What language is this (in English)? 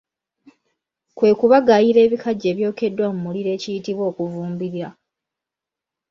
Ganda